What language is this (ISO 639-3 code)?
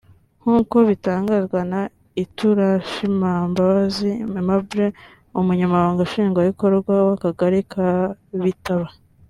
kin